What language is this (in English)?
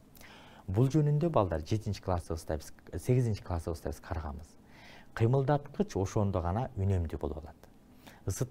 Romanian